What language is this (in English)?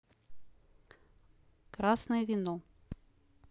Russian